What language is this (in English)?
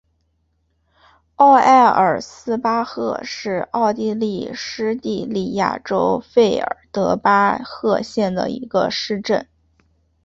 Chinese